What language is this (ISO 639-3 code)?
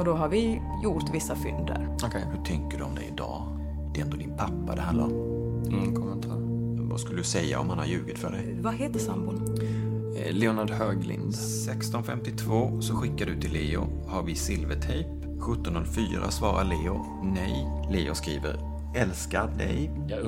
swe